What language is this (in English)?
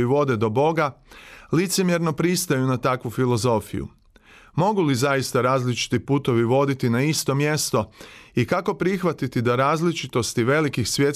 Croatian